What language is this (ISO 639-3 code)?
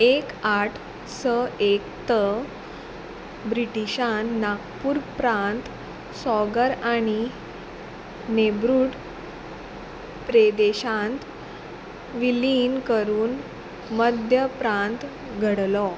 kok